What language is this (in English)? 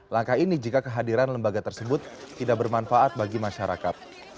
Indonesian